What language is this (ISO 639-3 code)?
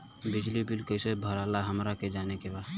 bho